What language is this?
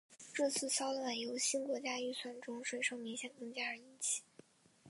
Chinese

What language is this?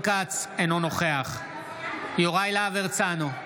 Hebrew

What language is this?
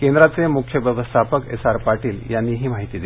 Marathi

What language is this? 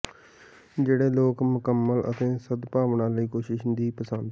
Punjabi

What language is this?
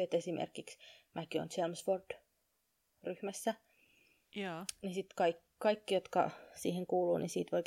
Finnish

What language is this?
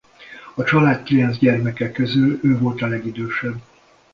Hungarian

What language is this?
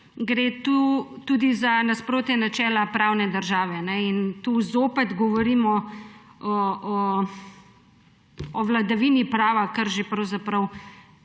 Slovenian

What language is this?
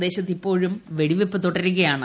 Malayalam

